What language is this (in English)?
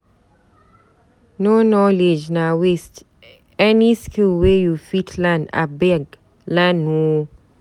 Nigerian Pidgin